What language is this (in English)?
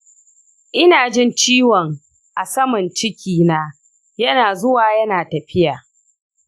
Hausa